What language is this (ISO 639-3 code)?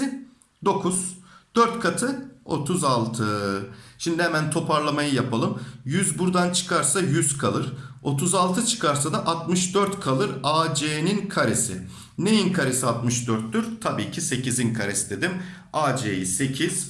tur